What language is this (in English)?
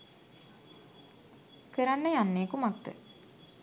Sinhala